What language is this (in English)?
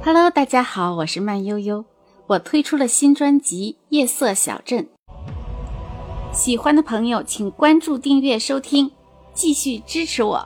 Chinese